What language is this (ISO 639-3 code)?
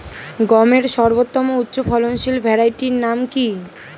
ben